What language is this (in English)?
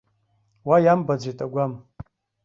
Abkhazian